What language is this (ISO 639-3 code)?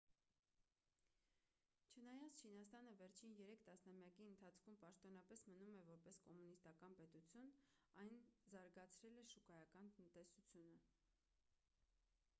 hye